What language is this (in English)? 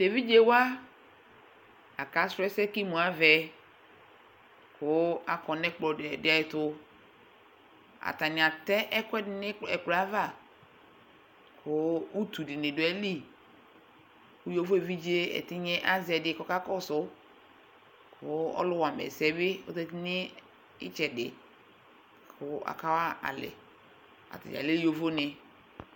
Ikposo